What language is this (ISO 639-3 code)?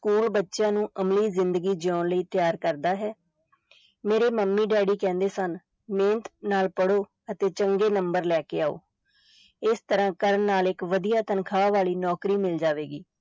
pan